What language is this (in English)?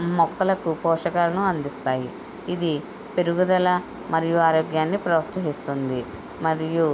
Telugu